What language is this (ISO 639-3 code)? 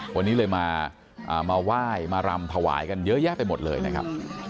tha